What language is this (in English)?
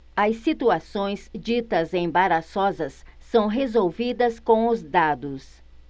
Portuguese